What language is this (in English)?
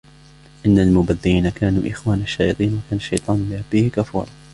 Arabic